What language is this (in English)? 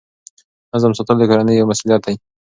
Pashto